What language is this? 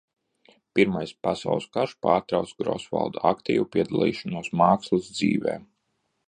Latvian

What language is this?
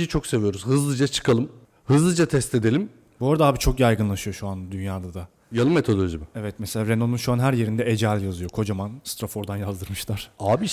Turkish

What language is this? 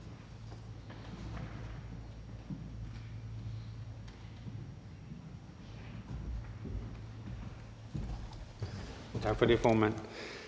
Danish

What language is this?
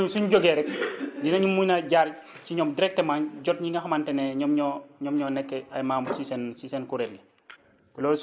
Wolof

